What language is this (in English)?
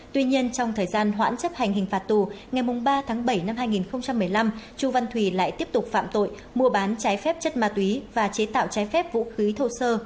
Vietnamese